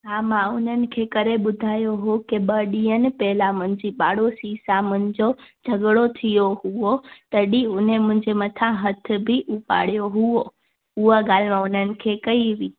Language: Sindhi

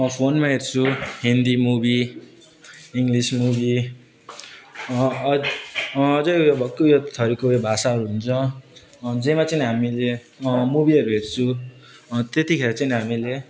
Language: Nepali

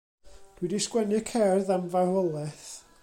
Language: Welsh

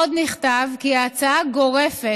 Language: Hebrew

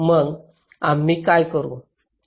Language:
Marathi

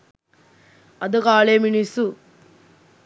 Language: Sinhala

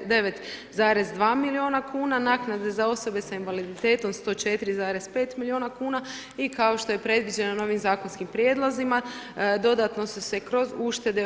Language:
Croatian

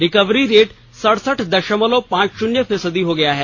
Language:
Hindi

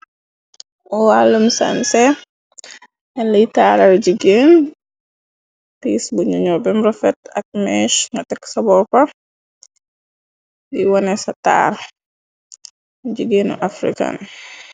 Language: Wolof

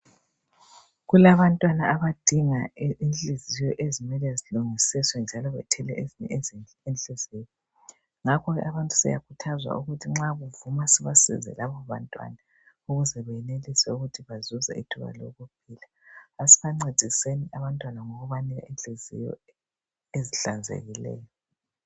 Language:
North Ndebele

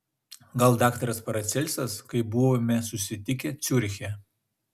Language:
Lithuanian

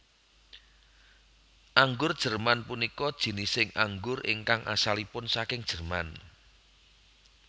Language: Javanese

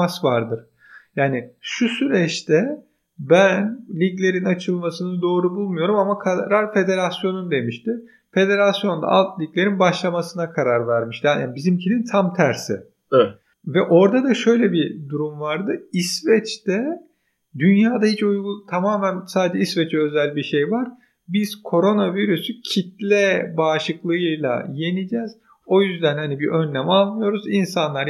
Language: Turkish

